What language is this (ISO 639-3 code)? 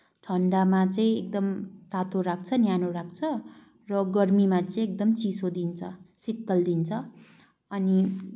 nep